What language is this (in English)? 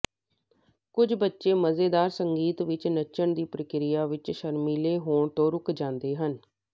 Punjabi